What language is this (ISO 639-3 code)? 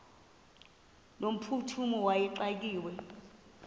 xho